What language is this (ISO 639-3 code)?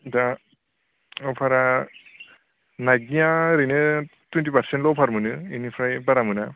brx